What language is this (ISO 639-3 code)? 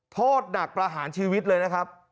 tha